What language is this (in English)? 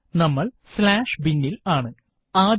Malayalam